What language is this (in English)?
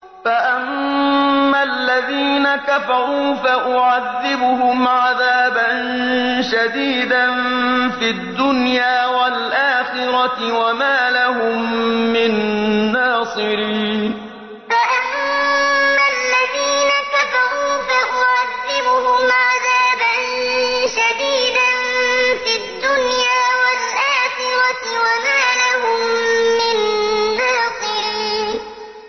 Arabic